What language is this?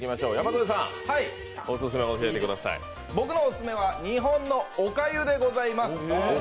Japanese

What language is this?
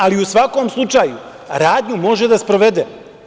Serbian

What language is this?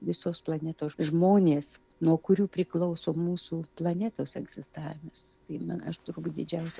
Lithuanian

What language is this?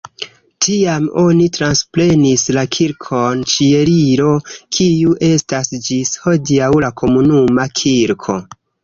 Esperanto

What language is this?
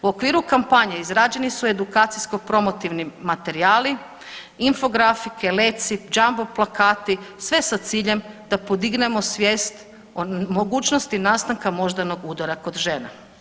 Croatian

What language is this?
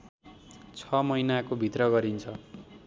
Nepali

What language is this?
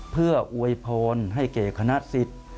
Thai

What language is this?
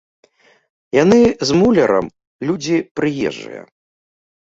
Belarusian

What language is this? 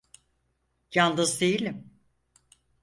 Turkish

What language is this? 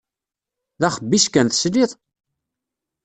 Kabyle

